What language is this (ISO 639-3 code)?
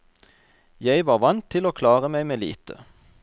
nor